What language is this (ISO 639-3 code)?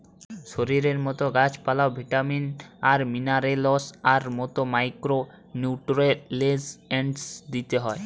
ben